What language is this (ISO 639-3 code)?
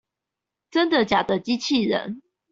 zho